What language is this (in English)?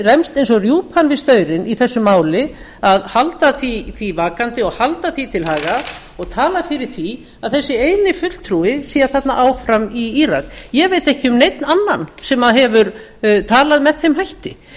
Icelandic